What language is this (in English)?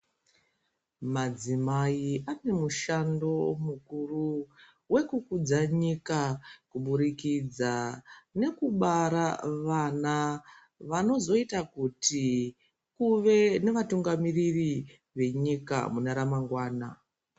Ndau